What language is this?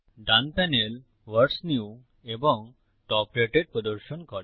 Bangla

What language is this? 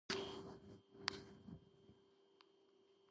Georgian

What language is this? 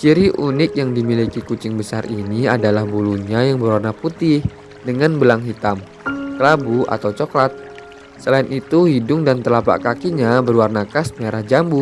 Indonesian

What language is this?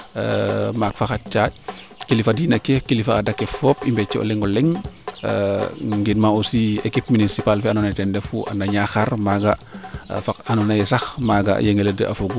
Serer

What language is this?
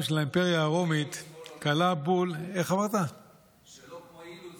Hebrew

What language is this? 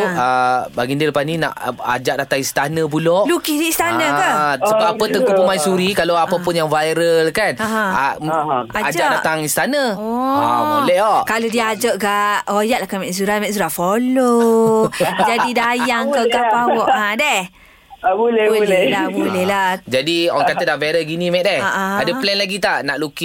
Malay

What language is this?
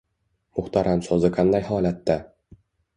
Uzbek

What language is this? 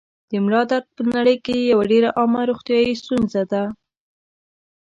Pashto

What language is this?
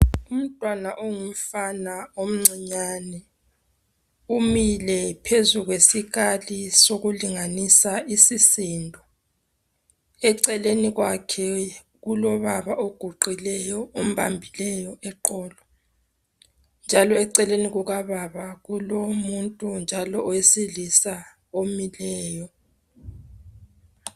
North Ndebele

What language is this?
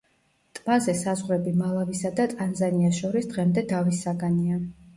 Georgian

